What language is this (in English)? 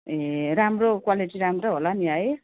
Nepali